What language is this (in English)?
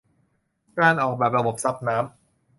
Thai